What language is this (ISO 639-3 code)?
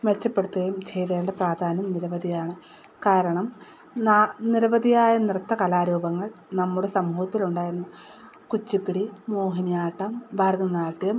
mal